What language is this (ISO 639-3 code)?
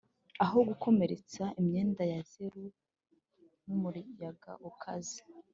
kin